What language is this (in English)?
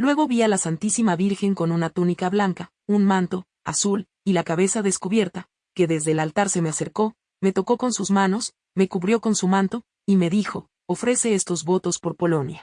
Spanish